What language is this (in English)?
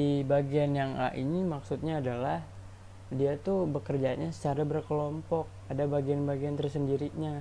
Indonesian